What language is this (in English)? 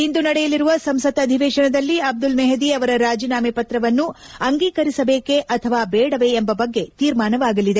Kannada